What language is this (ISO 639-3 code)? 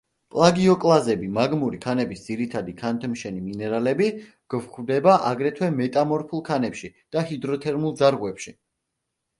kat